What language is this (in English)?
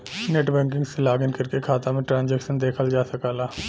Bhojpuri